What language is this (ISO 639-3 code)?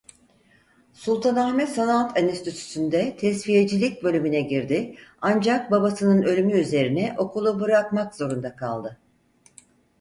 tur